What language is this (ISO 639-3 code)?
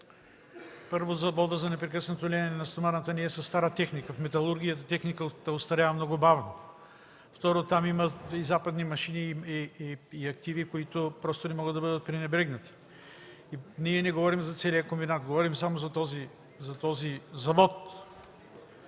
bul